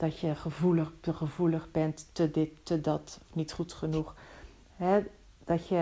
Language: Dutch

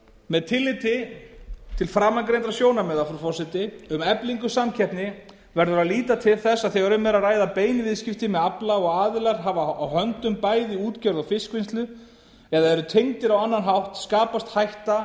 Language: Icelandic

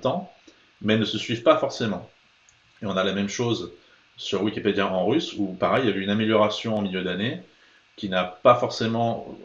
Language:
French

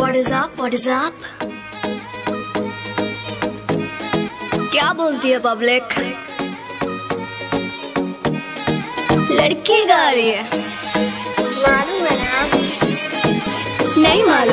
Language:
Dutch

